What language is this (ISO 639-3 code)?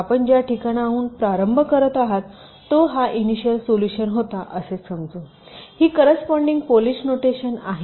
mar